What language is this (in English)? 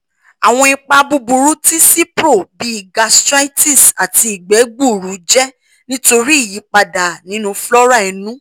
Yoruba